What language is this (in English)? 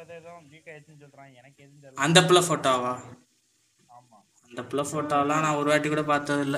Tamil